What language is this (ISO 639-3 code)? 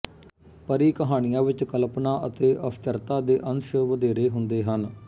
pan